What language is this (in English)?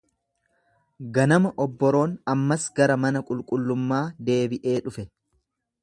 Oromo